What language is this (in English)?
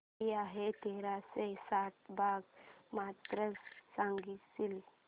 Marathi